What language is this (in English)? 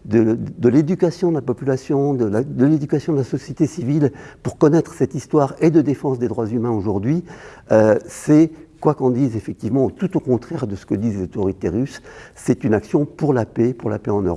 French